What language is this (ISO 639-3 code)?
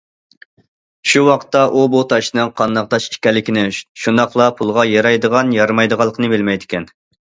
uig